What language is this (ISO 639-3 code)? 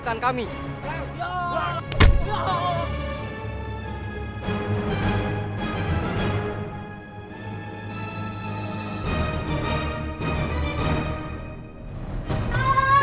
ind